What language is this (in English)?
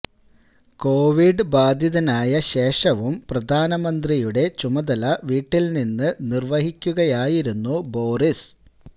Malayalam